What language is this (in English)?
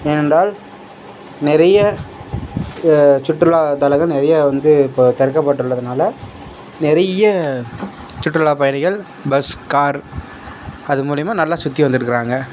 Tamil